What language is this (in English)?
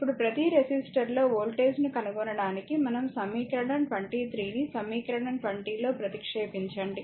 Telugu